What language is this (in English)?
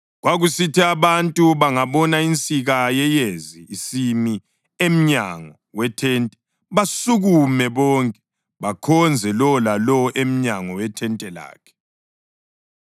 North Ndebele